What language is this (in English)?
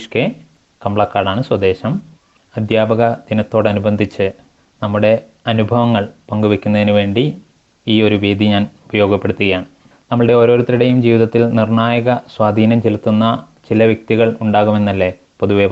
Malayalam